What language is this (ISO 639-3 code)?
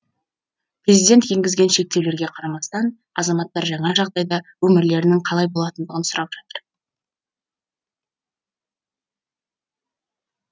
kaz